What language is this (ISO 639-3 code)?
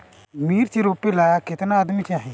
bho